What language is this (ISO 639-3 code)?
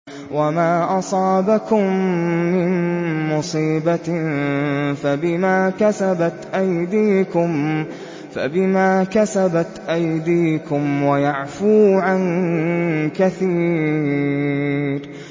ara